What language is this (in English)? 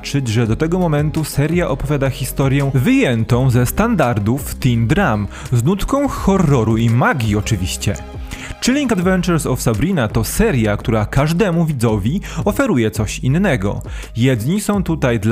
Polish